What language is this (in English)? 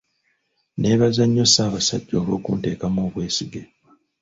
Ganda